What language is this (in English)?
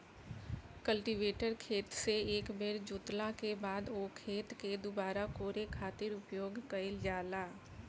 Bhojpuri